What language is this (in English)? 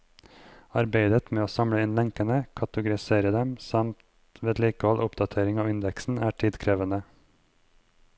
Norwegian